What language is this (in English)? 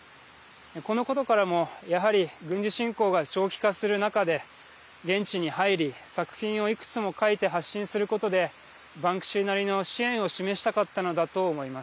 Japanese